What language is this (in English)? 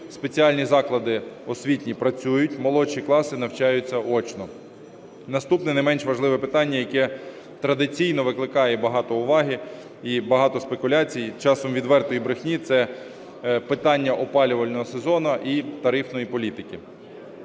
Ukrainian